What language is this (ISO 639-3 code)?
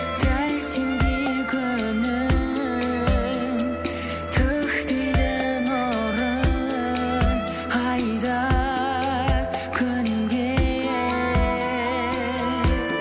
kaz